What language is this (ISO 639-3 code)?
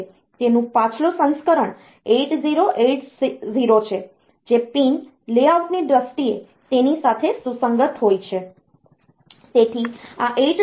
guj